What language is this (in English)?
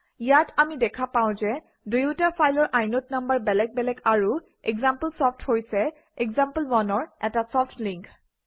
Assamese